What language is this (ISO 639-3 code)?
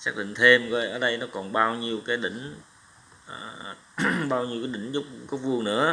vie